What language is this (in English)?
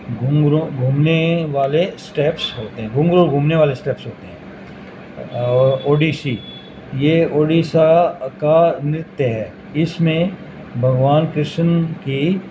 Urdu